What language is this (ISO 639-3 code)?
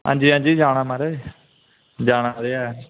doi